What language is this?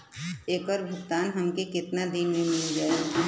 Bhojpuri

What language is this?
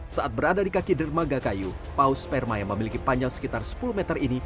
Indonesian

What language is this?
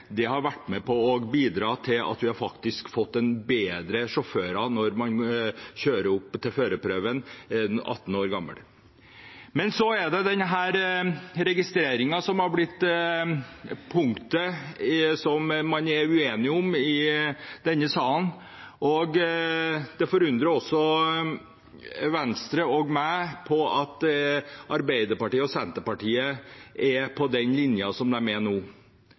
Norwegian Bokmål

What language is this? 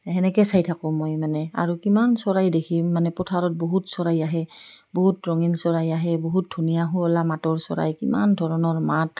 Assamese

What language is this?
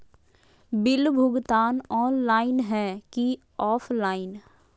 Magahi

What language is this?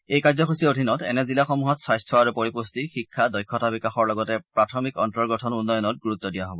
Assamese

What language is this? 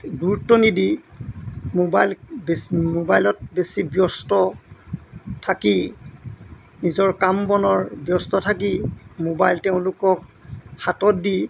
Assamese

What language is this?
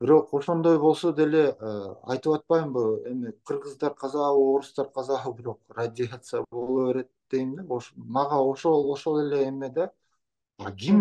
Turkish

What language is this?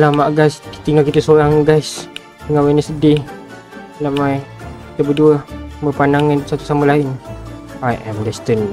Malay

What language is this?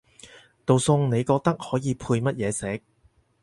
Cantonese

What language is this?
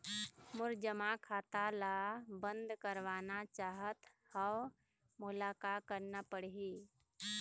Chhattisgarhi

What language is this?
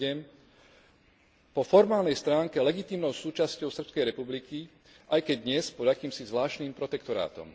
Slovak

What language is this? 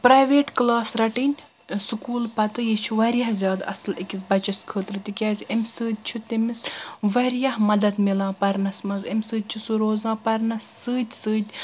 Kashmiri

